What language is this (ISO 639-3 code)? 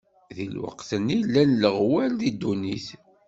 kab